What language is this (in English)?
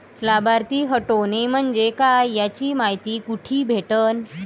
Marathi